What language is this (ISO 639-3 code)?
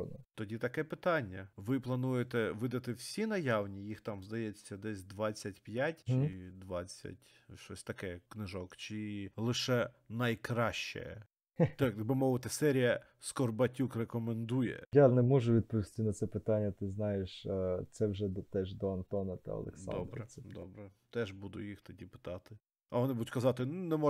ukr